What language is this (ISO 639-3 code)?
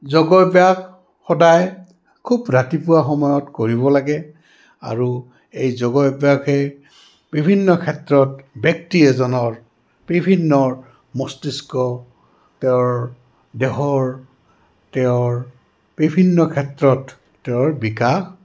asm